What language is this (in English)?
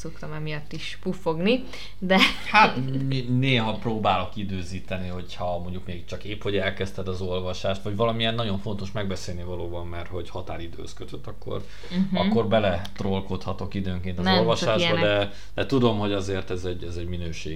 Hungarian